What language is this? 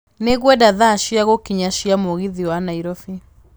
Kikuyu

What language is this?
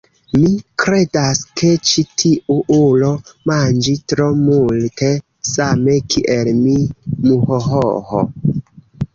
Esperanto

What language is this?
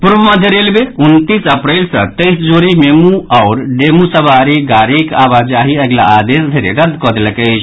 Maithili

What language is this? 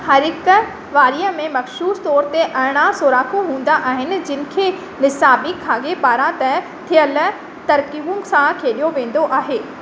Sindhi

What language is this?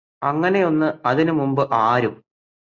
Malayalam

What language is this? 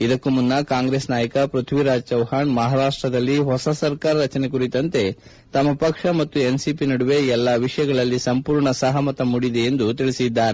Kannada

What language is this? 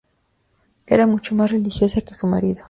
Spanish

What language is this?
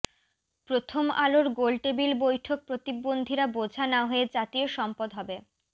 Bangla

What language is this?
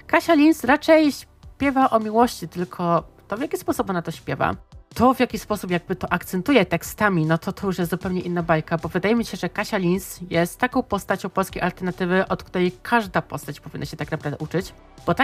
Polish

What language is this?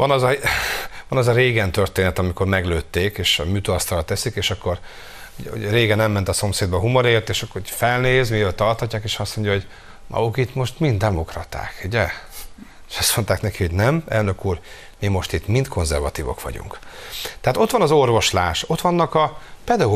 Hungarian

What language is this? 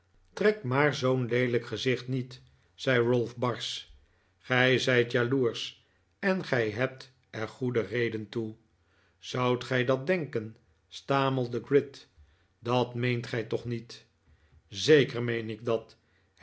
Dutch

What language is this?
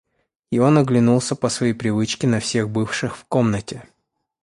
Russian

